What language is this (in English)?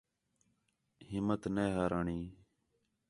Khetrani